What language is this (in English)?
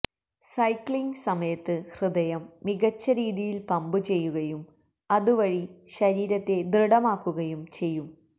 Malayalam